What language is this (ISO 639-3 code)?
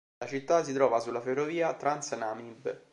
ita